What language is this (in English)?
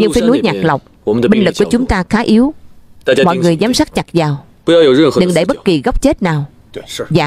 Vietnamese